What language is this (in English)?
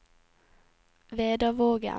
Norwegian